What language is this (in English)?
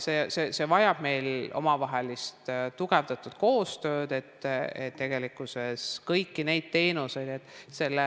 Estonian